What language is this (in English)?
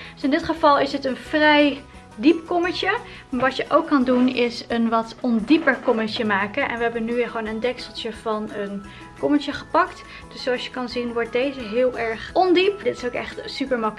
Dutch